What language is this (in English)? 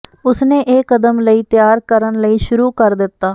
Punjabi